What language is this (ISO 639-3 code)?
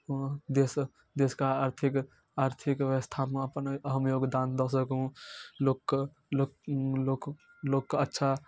mai